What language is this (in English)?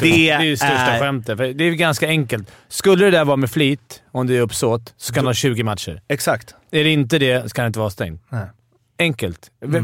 Swedish